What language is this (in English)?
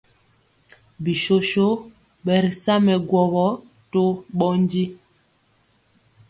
Mpiemo